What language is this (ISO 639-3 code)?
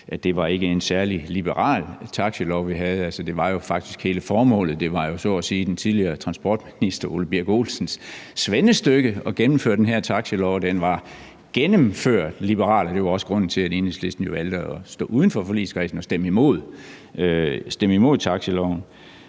dan